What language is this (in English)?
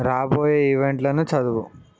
Telugu